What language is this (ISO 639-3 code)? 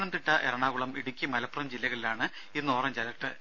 mal